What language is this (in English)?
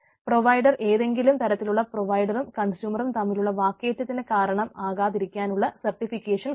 Malayalam